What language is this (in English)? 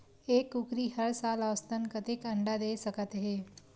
Chhattisgarhi